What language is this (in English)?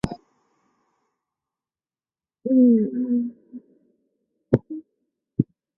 Chinese